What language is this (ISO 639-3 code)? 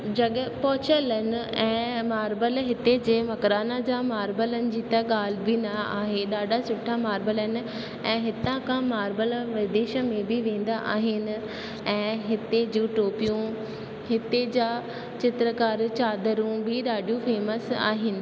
snd